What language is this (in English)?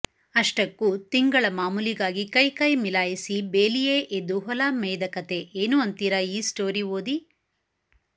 Kannada